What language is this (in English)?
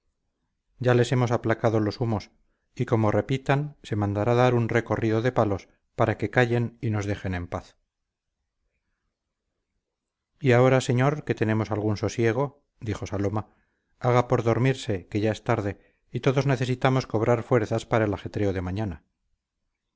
Spanish